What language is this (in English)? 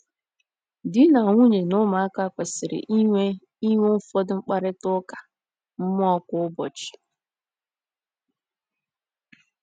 Igbo